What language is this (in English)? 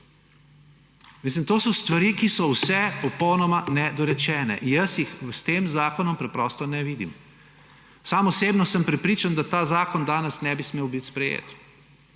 Slovenian